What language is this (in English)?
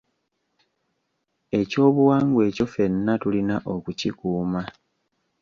Ganda